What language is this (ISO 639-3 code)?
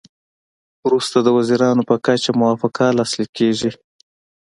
pus